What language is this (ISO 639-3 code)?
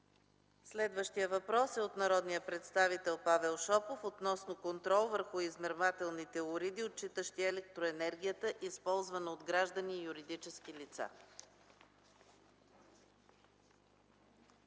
bul